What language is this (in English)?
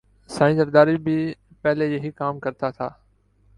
Urdu